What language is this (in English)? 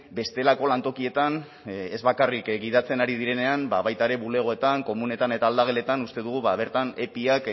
Basque